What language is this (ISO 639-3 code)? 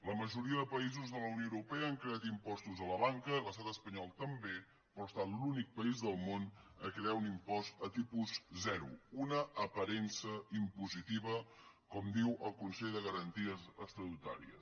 cat